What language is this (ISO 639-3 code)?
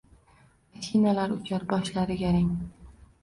uzb